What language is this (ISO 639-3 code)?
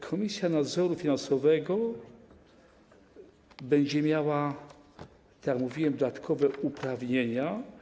pol